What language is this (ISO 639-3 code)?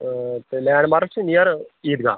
kas